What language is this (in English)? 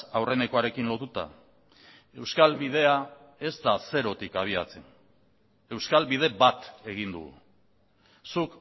Basque